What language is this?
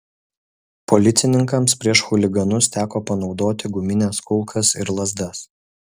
Lithuanian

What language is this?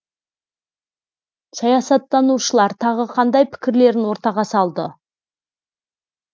Kazakh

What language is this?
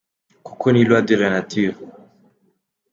Kinyarwanda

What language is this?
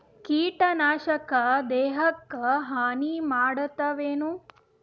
Kannada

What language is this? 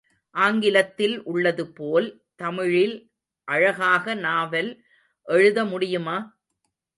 Tamil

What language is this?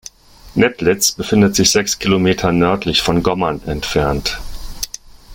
German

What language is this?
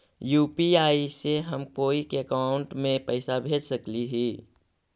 Magahi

